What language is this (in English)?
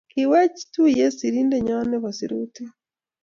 Kalenjin